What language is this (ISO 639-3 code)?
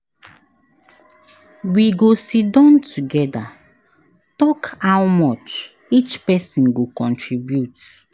pcm